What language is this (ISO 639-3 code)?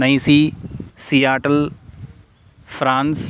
san